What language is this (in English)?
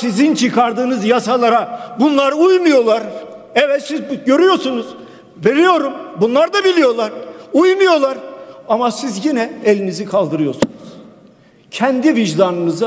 Turkish